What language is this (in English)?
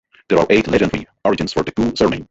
English